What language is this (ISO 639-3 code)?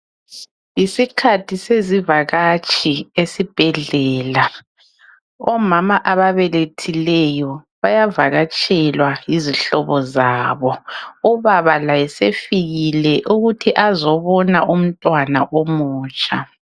nde